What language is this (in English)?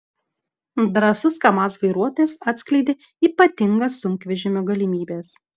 Lithuanian